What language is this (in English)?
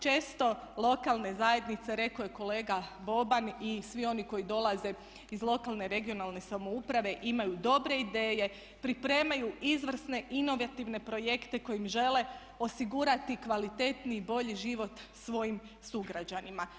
Croatian